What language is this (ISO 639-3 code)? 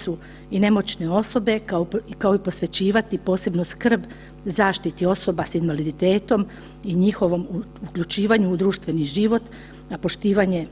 hrv